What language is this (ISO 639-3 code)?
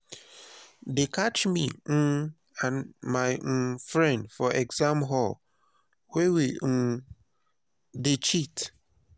pcm